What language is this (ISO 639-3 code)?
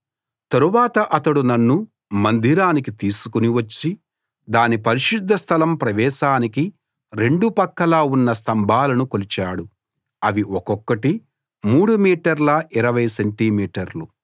tel